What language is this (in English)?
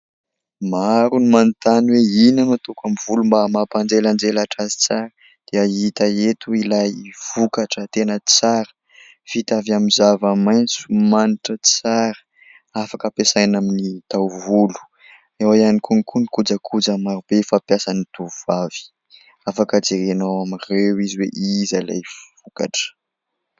Malagasy